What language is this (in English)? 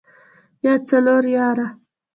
Pashto